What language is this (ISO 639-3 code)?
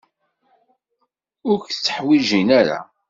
kab